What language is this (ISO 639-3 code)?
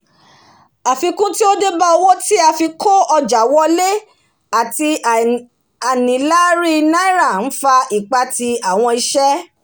yor